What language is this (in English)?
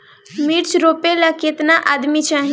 Bhojpuri